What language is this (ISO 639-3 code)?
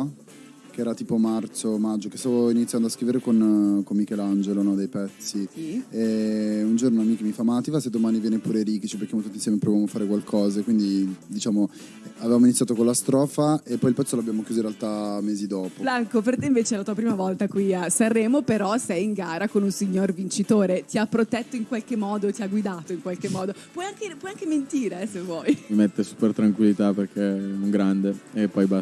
ita